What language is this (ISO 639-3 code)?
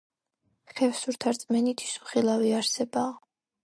kat